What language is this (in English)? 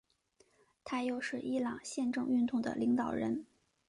Chinese